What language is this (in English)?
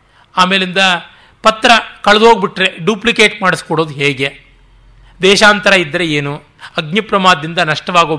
Kannada